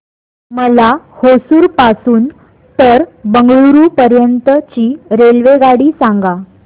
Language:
Marathi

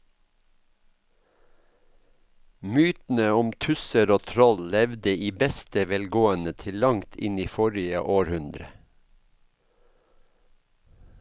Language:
Norwegian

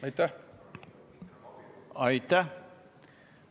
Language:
Estonian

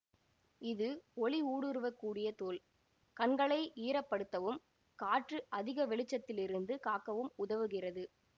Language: Tamil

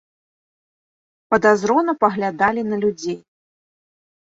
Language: Belarusian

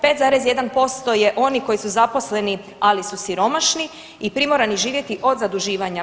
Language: Croatian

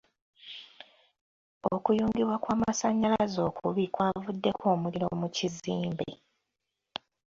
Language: Ganda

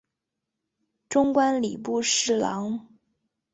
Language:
Chinese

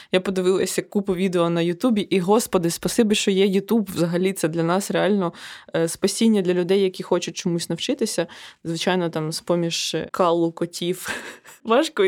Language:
Ukrainian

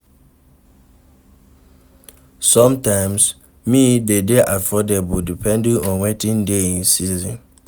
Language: Nigerian Pidgin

